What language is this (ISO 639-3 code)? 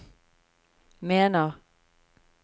nor